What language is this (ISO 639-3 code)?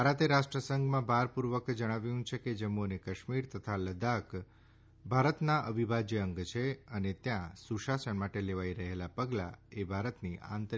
guj